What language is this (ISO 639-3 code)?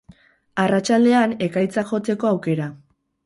eus